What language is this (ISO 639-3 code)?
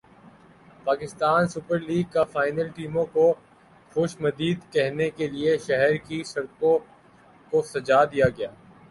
urd